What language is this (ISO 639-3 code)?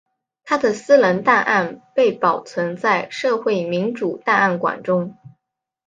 zho